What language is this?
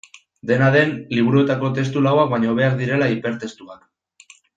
Basque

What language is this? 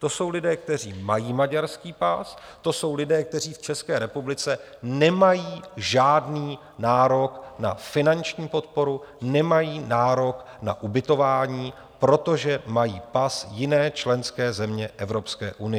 Czech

